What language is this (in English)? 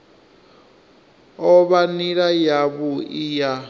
Venda